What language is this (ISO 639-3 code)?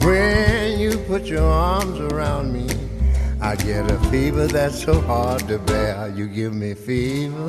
zho